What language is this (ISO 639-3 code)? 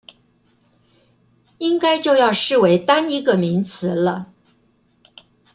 zho